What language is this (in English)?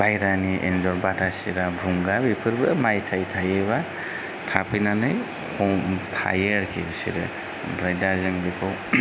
Bodo